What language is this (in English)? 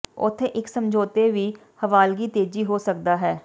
Punjabi